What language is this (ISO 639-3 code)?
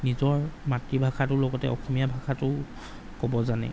asm